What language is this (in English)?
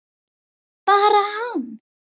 Icelandic